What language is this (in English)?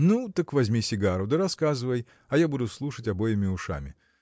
Russian